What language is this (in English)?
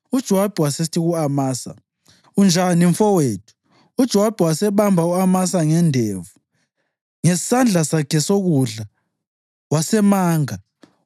North Ndebele